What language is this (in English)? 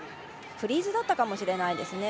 Japanese